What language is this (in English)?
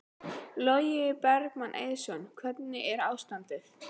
Icelandic